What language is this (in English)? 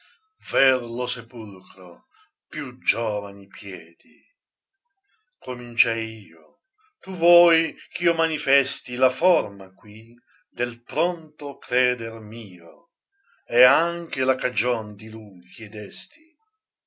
Italian